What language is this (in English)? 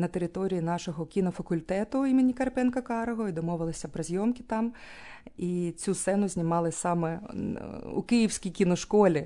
Ukrainian